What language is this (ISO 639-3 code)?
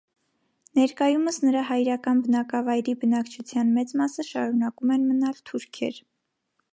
hye